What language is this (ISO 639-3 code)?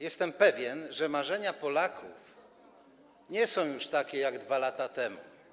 pol